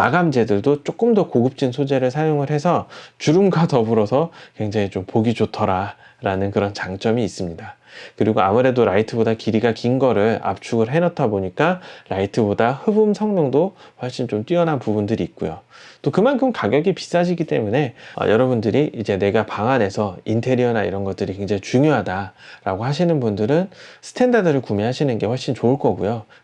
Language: Korean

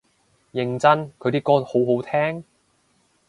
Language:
Cantonese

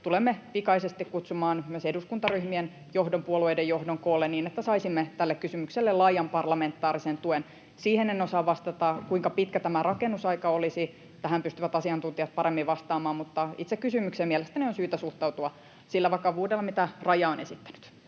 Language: Finnish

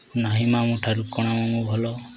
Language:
Odia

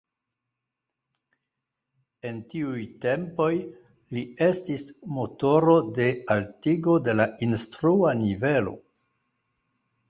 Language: Esperanto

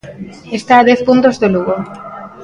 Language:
Galician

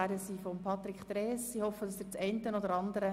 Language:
Swiss German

